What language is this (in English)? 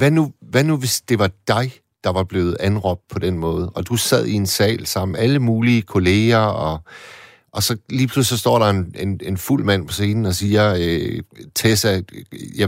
Danish